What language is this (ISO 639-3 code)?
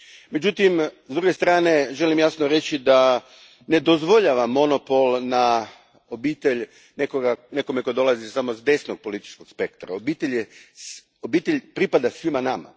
hrv